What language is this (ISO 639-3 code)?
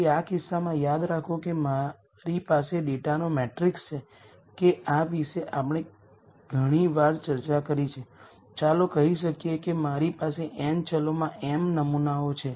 guj